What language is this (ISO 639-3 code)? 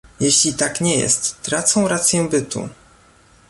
pol